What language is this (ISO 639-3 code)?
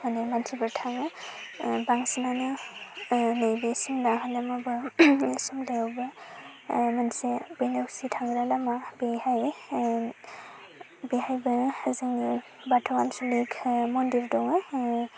brx